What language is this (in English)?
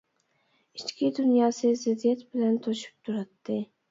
Uyghur